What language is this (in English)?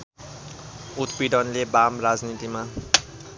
Nepali